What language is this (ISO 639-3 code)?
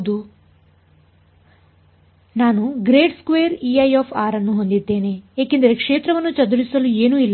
kan